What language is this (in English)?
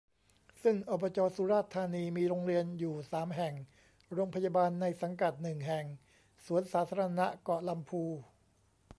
Thai